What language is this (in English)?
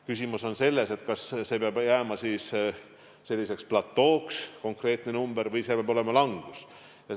Estonian